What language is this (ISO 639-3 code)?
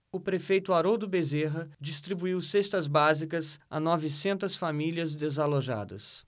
por